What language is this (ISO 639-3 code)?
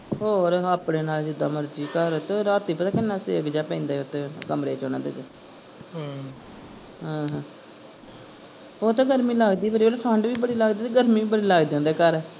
pan